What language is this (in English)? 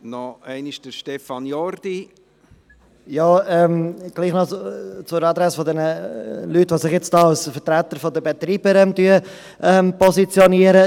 Swiss German